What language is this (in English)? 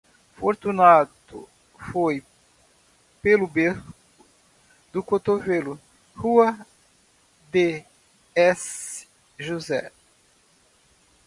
Portuguese